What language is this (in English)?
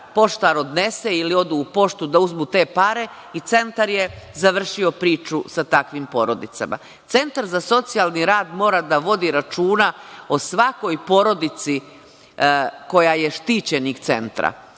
Serbian